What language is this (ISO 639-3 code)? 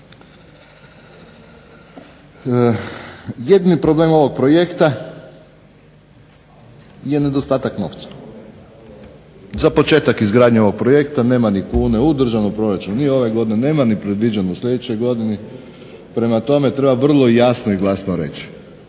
hrv